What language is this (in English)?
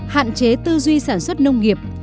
Vietnamese